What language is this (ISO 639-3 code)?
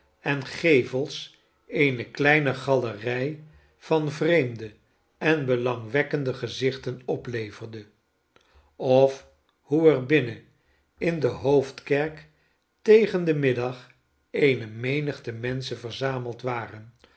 nld